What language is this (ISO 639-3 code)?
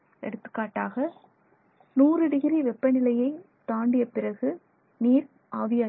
tam